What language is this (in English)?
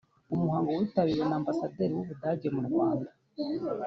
Kinyarwanda